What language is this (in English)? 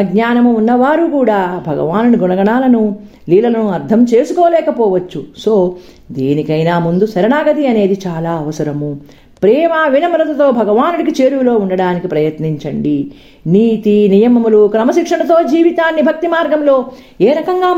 Telugu